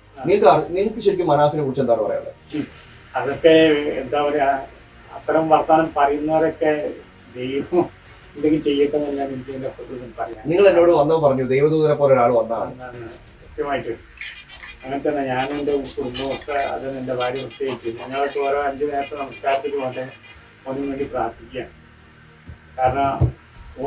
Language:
Malayalam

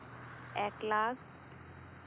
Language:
Santali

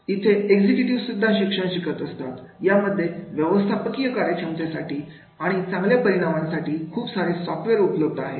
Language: Marathi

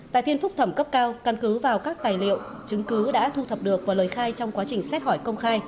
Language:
Vietnamese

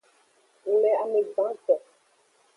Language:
Aja (Benin)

